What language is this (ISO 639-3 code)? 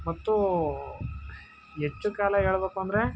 kan